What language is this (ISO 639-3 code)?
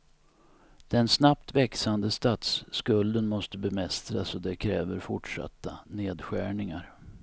swe